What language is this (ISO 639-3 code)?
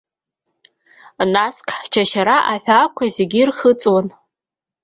abk